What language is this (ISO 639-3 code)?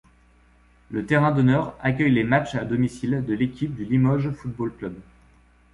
fra